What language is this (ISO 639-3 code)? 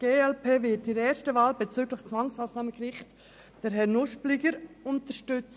gsw